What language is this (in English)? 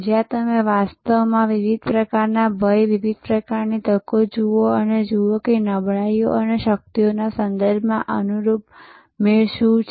Gujarati